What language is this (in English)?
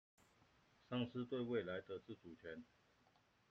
Chinese